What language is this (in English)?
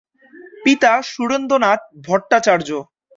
Bangla